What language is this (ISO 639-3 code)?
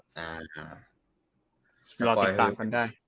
tha